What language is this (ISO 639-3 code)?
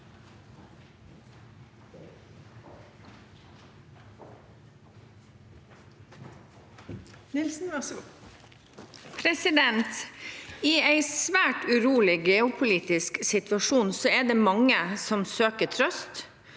nor